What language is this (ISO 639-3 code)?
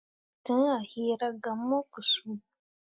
mua